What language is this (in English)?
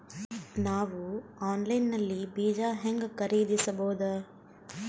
Kannada